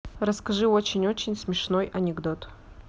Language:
Russian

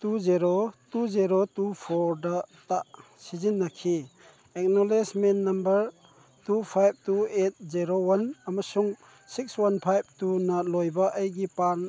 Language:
Manipuri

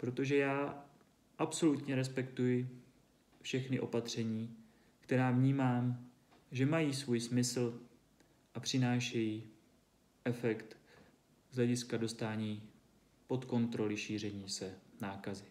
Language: Czech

